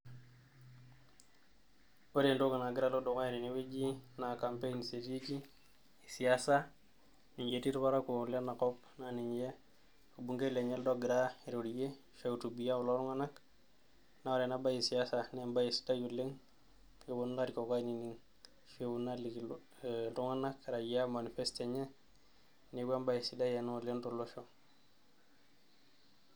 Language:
Masai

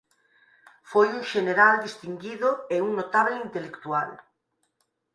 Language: Galician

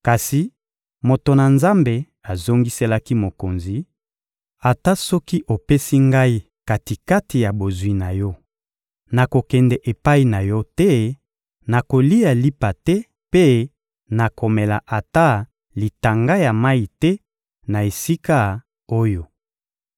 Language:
Lingala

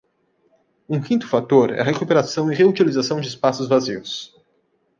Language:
Portuguese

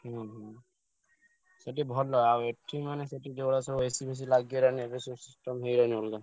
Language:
Odia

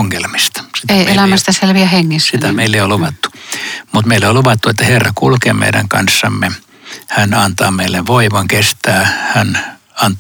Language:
Finnish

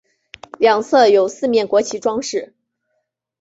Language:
Chinese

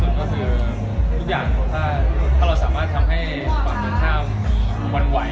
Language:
Thai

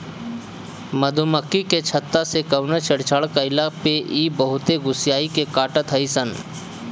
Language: Bhojpuri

